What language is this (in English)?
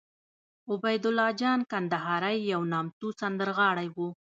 Pashto